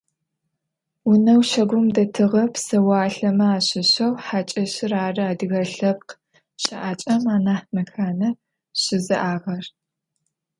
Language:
Adyghe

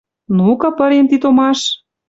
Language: Western Mari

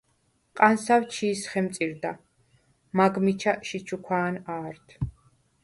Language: Svan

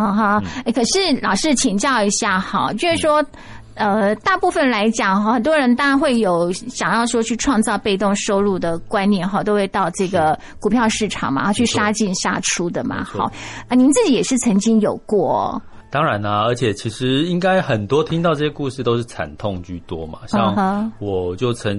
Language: Chinese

